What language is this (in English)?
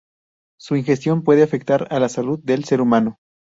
Spanish